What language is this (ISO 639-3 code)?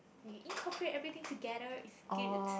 eng